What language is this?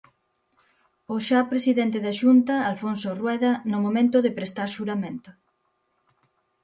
Galician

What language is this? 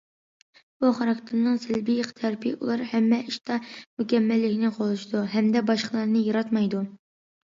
Uyghur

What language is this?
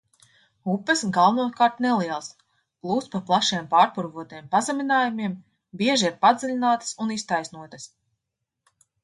Latvian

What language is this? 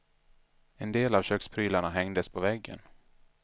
Swedish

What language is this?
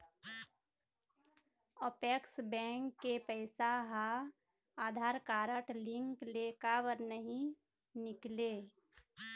Chhattisgarhi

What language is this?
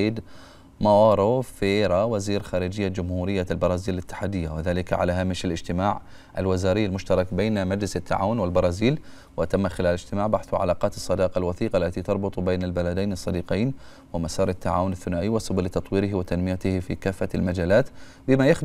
Arabic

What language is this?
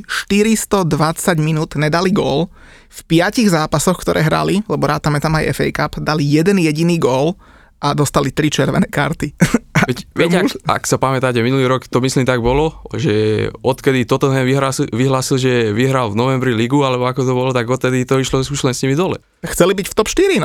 Slovak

